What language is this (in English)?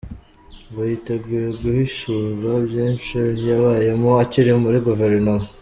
Kinyarwanda